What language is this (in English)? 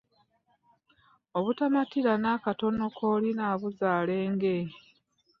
Ganda